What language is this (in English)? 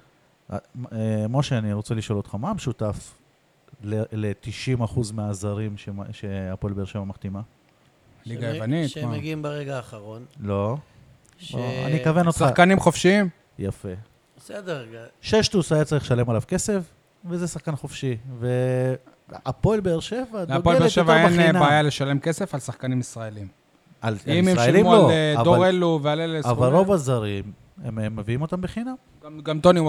Hebrew